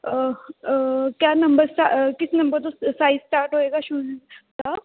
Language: Punjabi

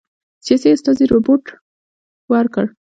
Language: Pashto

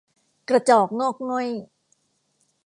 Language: Thai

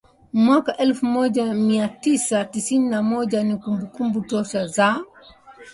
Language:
Swahili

